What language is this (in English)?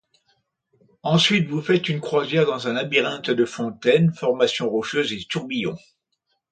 French